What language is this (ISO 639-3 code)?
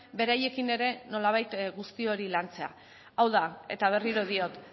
eus